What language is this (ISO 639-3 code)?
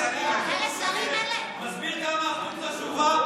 heb